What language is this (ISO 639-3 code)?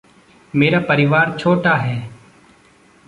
hin